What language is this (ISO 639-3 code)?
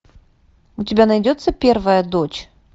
rus